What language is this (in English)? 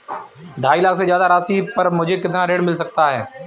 Hindi